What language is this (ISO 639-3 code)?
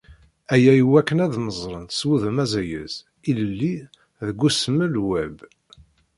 kab